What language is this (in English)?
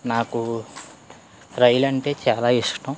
Telugu